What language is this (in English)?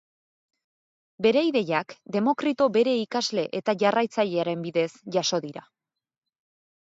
Basque